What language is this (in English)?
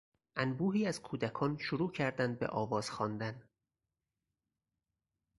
Persian